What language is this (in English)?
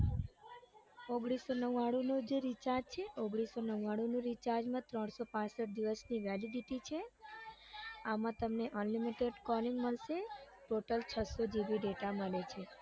Gujarati